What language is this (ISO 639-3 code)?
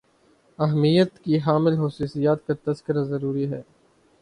urd